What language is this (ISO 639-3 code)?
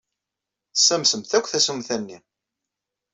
kab